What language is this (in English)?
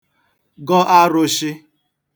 Igbo